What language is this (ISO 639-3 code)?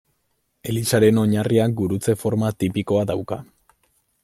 eus